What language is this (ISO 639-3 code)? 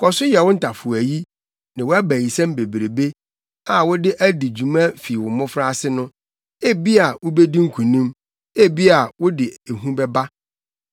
aka